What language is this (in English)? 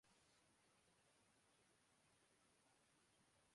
Urdu